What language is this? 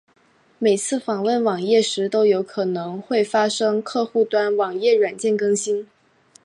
Chinese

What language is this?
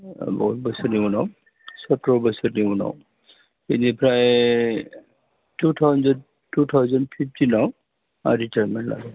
Bodo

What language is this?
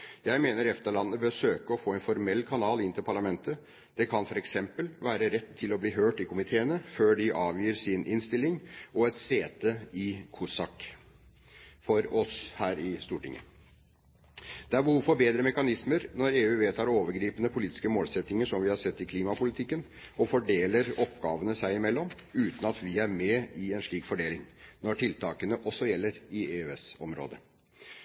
Norwegian Bokmål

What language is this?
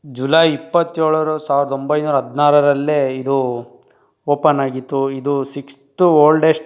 Kannada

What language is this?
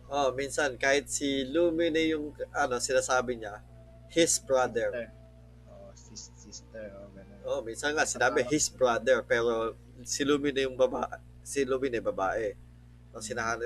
Filipino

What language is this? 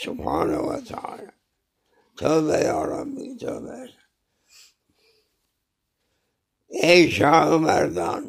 Turkish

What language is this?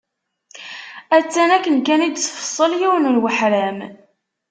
Kabyle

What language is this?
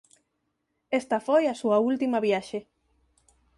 Galician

